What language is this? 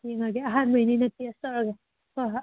Manipuri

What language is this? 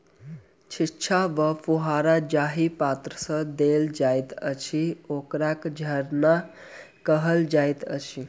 Maithili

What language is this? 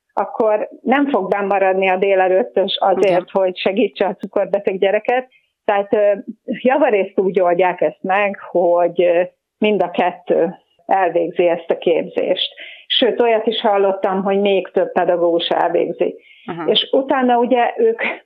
Hungarian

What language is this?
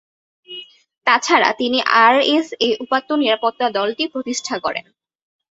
Bangla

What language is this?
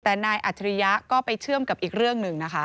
Thai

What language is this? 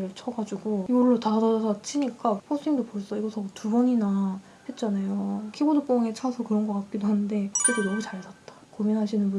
Korean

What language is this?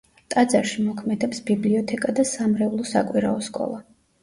Georgian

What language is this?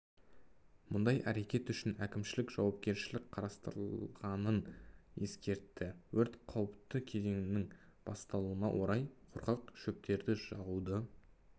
Kazakh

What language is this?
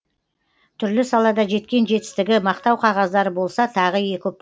Kazakh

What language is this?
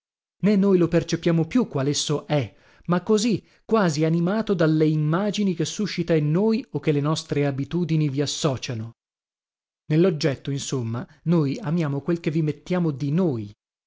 Italian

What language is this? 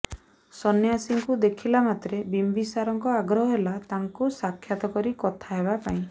Odia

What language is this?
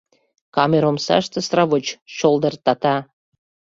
Mari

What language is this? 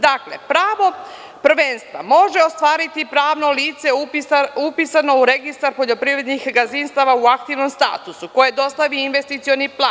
Serbian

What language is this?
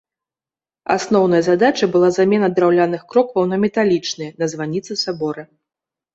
Belarusian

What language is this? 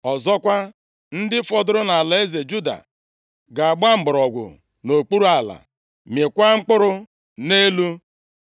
Igbo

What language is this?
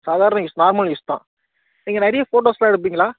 Tamil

